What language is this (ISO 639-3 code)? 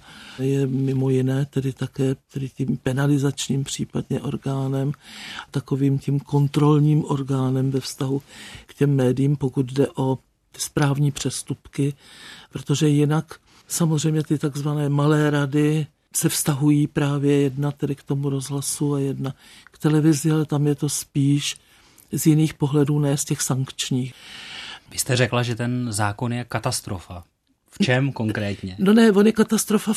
ces